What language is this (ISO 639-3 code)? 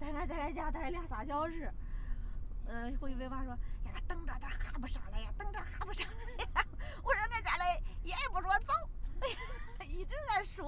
zho